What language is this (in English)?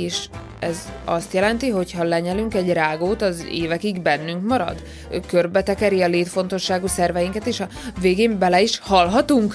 Hungarian